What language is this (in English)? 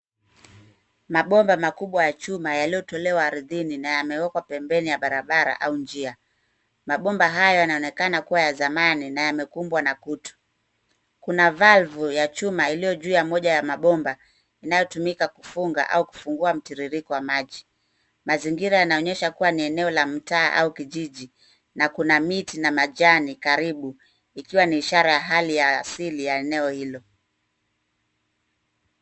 Swahili